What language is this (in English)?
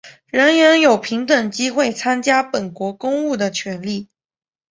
Chinese